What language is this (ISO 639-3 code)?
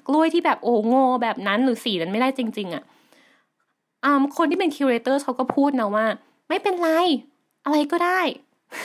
tha